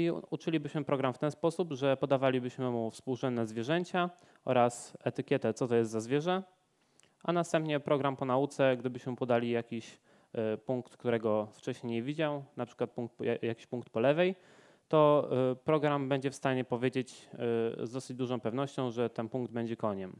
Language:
Polish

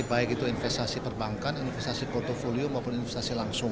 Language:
Indonesian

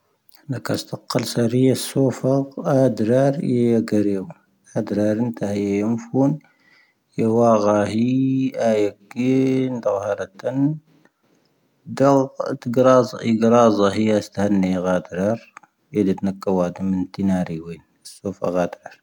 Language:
Tahaggart Tamahaq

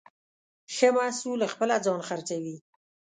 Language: Pashto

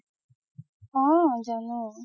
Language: Assamese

